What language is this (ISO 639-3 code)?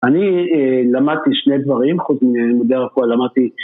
heb